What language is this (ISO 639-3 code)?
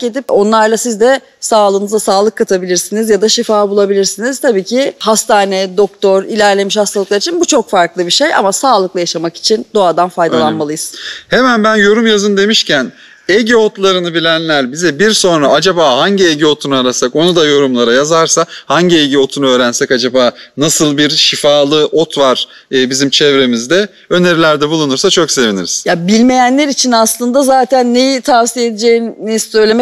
tur